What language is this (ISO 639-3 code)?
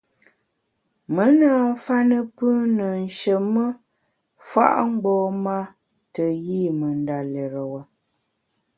bax